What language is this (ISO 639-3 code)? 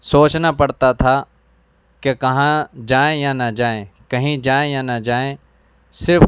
urd